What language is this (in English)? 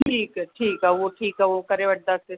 Sindhi